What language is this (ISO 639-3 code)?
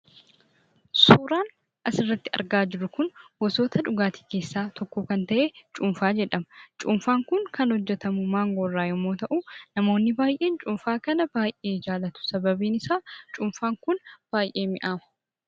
orm